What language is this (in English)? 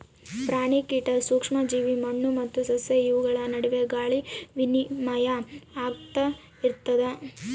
Kannada